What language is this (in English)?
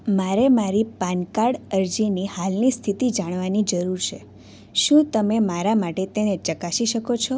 Gujarati